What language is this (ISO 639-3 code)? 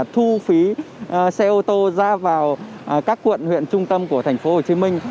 vie